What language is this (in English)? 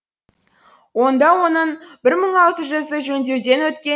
Kazakh